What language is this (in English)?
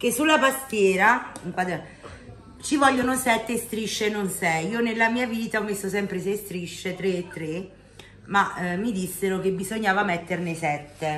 Italian